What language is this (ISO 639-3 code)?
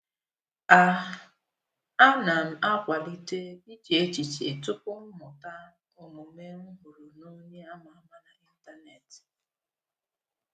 ibo